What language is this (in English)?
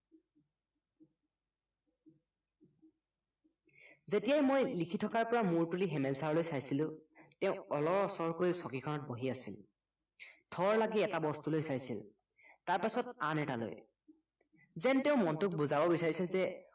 Assamese